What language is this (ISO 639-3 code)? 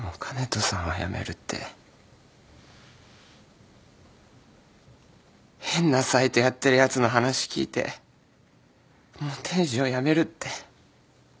jpn